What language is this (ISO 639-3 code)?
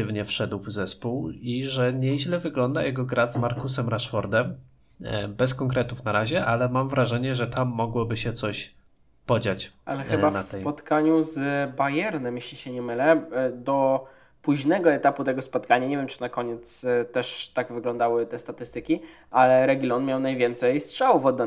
pol